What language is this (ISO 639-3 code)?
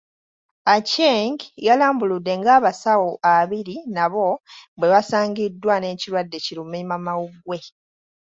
lug